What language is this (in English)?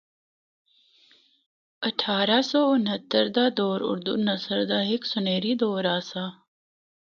Northern Hindko